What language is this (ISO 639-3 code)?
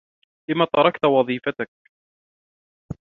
ara